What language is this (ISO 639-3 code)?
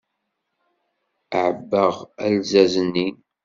kab